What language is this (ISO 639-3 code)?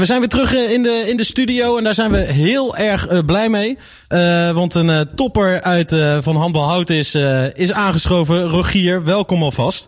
nld